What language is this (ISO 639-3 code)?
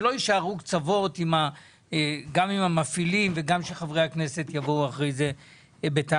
heb